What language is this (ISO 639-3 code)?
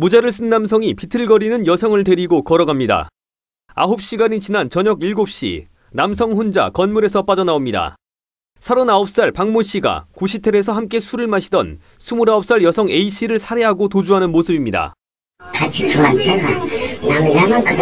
kor